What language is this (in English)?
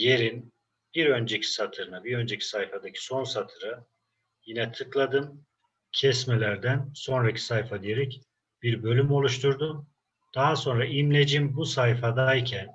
Turkish